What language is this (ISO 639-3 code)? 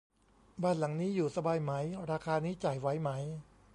tha